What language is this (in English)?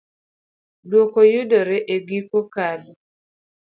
Luo (Kenya and Tanzania)